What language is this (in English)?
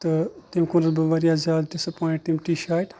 Kashmiri